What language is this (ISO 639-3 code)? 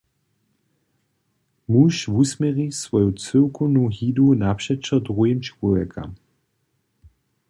hsb